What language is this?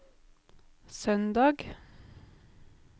Norwegian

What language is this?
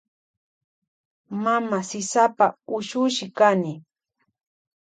Loja Highland Quichua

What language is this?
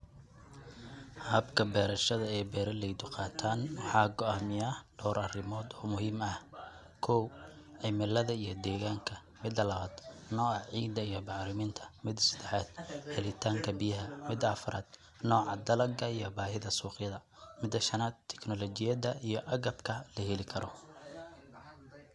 Somali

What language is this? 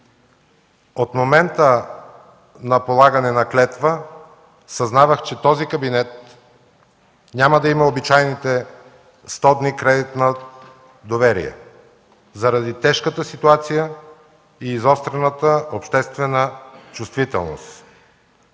Bulgarian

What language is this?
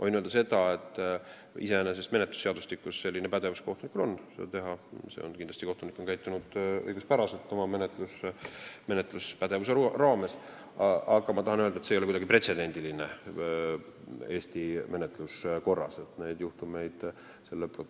Estonian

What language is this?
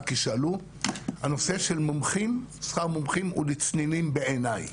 Hebrew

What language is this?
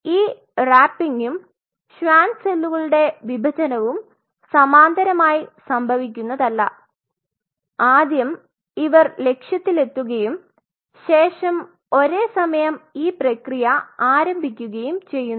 Malayalam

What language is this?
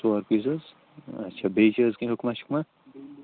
Kashmiri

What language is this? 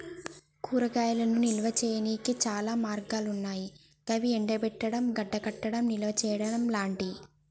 Telugu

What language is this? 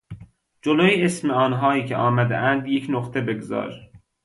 Persian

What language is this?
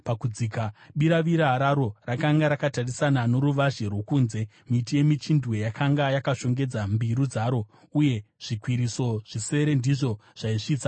Shona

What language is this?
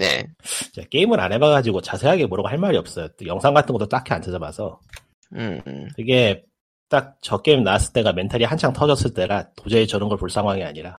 Korean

